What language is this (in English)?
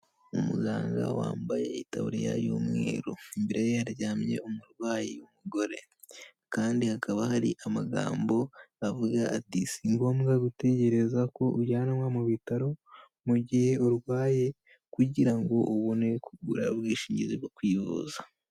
Kinyarwanda